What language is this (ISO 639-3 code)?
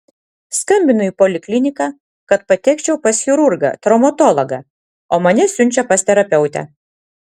lit